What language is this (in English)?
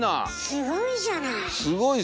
Japanese